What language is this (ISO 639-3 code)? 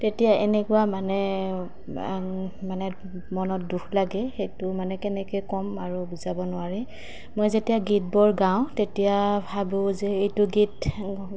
asm